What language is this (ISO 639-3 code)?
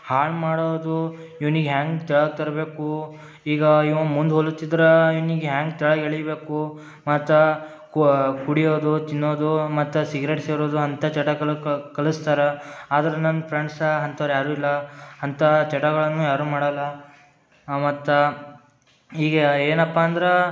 kan